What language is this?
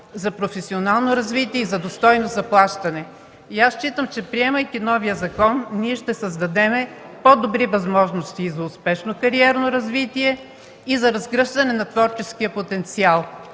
Bulgarian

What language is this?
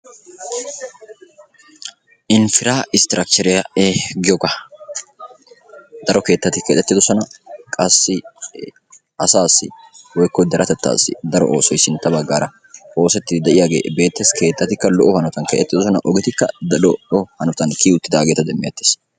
Wolaytta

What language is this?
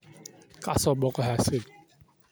Somali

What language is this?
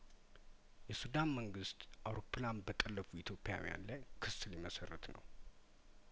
Amharic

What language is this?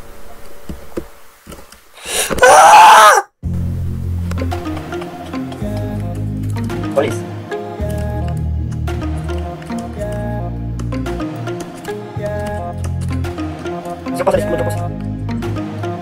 Portuguese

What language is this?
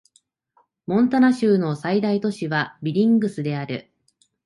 Japanese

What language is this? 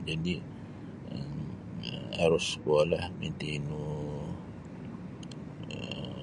Sabah Bisaya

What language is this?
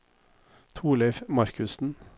Norwegian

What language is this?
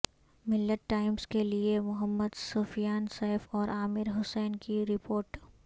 Urdu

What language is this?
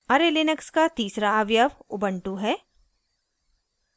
Hindi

